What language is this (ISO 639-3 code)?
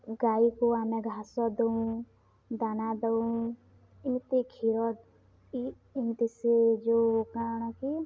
ori